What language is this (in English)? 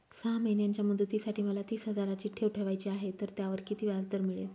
Marathi